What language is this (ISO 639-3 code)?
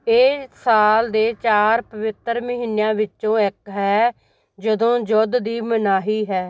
pan